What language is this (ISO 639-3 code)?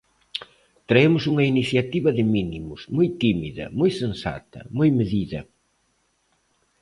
glg